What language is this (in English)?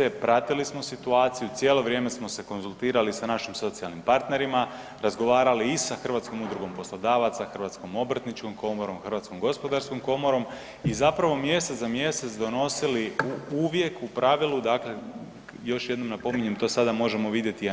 Croatian